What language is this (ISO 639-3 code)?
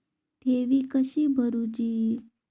mar